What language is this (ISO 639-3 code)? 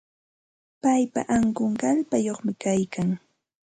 qxt